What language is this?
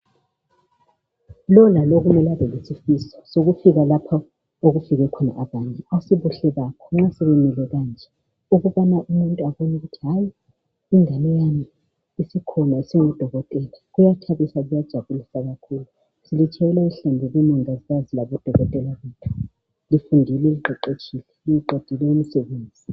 North Ndebele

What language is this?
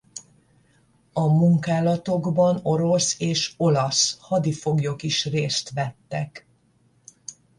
Hungarian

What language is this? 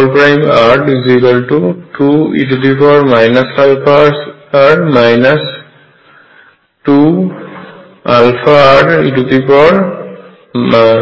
Bangla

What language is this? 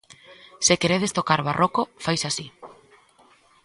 Galician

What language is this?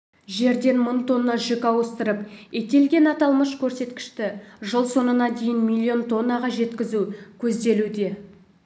Kazakh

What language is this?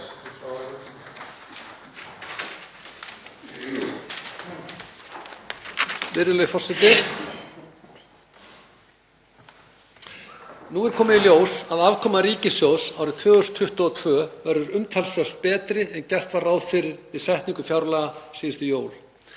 Icelandic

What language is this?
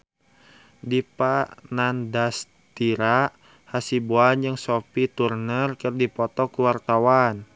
Sundanese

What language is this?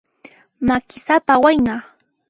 Puno Quechua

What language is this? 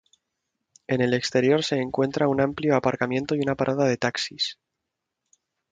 Spanish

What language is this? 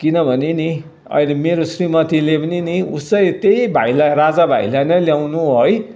Nepali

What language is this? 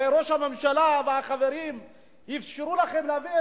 Hebrew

